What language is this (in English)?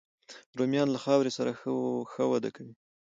Pashto